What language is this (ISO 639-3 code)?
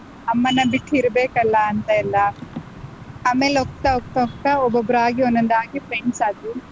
kan